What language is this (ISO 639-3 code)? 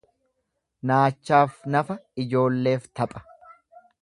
orm